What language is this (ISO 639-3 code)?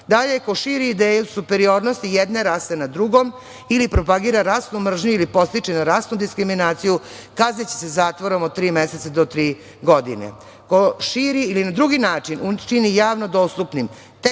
srp